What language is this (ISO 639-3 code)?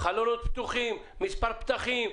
heb